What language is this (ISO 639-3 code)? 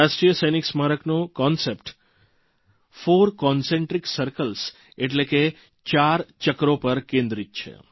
guj